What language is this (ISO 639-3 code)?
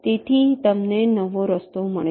guj